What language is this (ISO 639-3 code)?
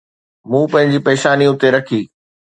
snd